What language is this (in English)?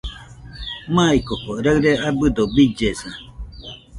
Nüpode Huitoto